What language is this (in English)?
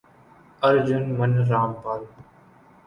Urdu